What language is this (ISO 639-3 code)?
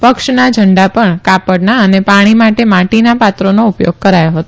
guj